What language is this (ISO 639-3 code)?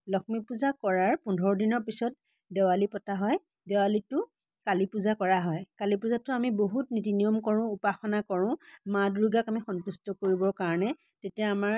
asm